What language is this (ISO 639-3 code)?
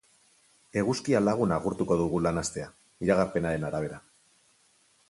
eus